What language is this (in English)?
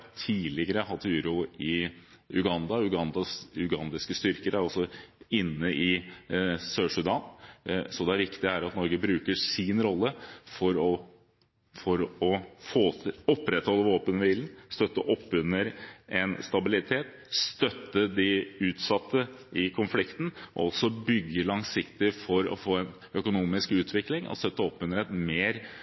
Norwegian Bokmål